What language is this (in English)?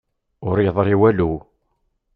Kabyle